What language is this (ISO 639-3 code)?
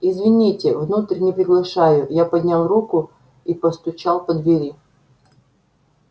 rus